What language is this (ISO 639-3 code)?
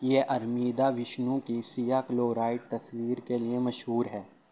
urd